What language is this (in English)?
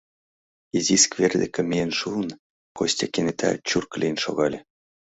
Mari